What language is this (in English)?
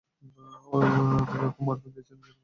Bangla